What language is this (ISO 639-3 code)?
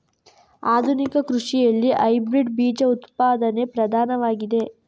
kan